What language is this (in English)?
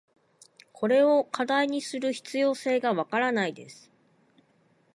Japanese